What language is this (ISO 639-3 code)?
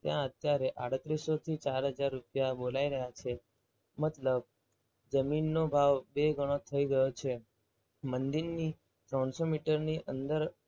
guj